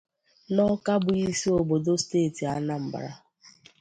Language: Igbo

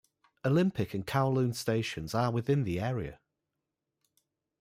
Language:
English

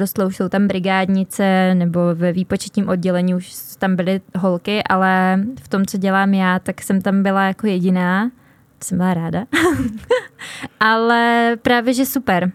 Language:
Czech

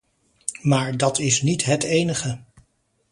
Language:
Dutch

